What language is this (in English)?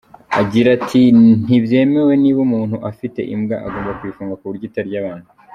Kinyarwanda